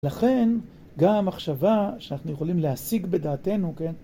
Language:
Hebrew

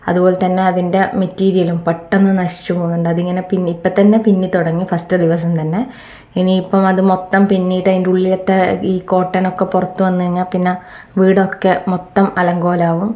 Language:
Malayalam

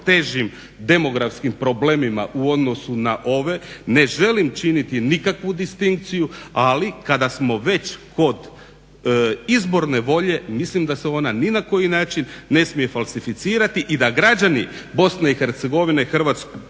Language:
Croatian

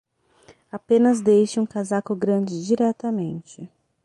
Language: Portuguese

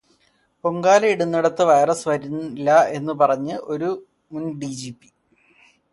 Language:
Malayalam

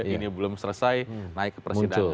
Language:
Indonesian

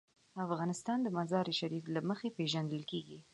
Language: Pashto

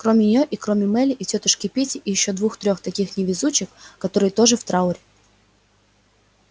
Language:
Russian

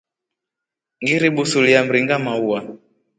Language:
Rombo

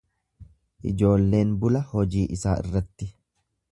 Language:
Oromo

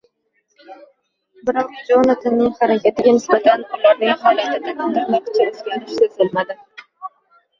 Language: Uzbek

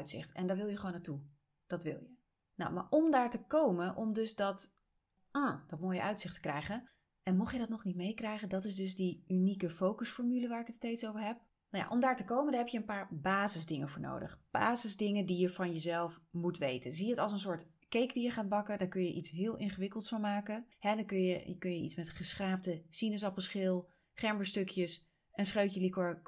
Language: Dutch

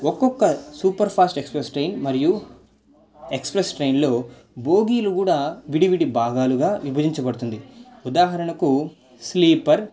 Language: Telugu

